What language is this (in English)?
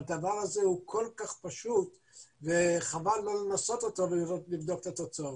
Hebrew